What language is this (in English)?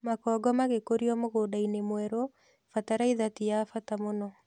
Kikuyu